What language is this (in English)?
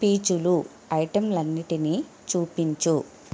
Telugu